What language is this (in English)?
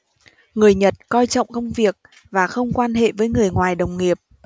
Vietnamese